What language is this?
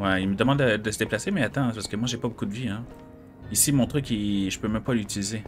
French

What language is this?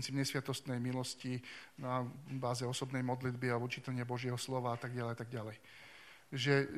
Slovak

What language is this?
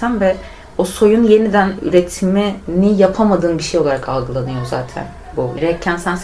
Turkish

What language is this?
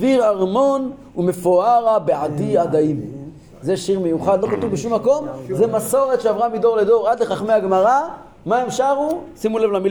Hebrew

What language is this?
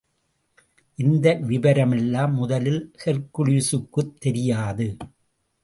Tamil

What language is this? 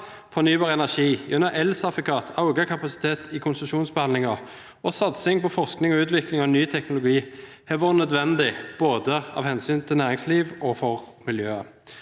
Norwegian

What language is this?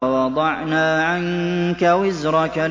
Arabic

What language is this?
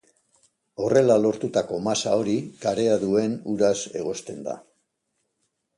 Basque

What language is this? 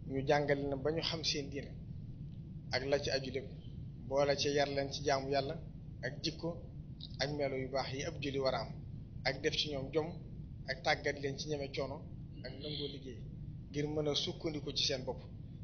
Indonesian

